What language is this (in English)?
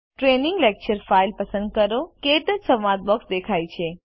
Gujarati